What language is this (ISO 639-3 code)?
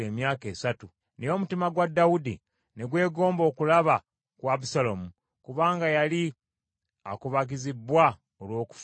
lug